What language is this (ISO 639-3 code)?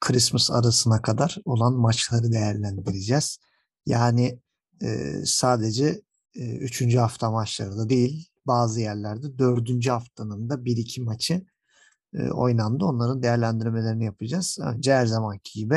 tur